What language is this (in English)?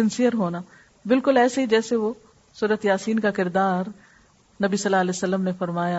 Urdu